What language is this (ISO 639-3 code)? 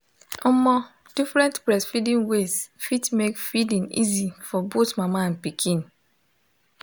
pcm